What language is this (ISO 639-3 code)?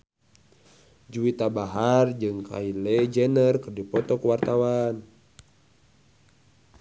sun